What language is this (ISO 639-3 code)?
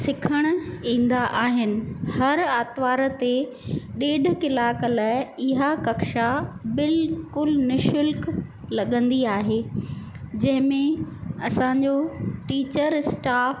snd